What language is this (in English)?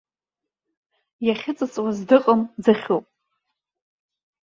Abkhazian